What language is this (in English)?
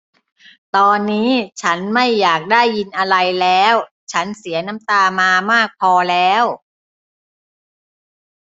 Thai